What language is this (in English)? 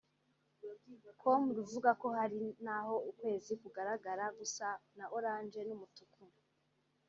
Kinyarwanda